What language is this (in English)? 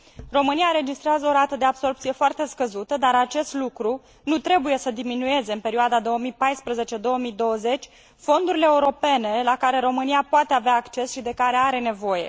Romanian